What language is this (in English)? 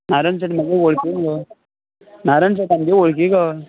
Konkani